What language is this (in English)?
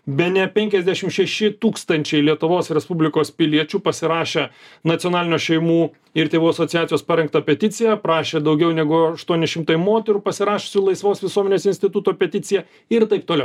Lithuanian